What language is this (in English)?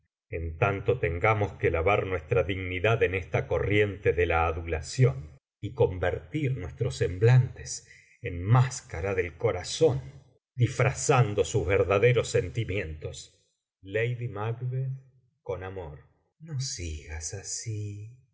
Spanish